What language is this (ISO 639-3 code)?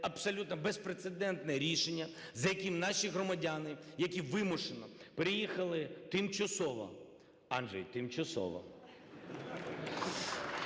ukr